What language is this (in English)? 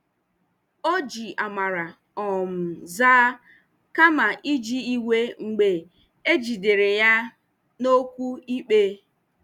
Igbo